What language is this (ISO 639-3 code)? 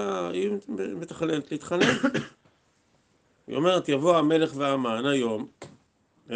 heb